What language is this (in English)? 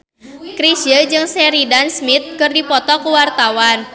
Sundanese